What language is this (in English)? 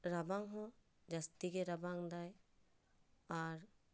Santali